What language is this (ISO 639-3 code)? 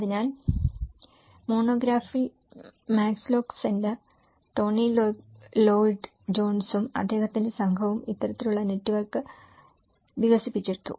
mal